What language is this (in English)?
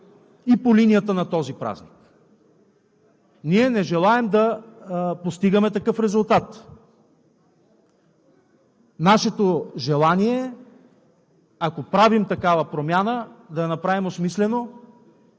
Bulgarian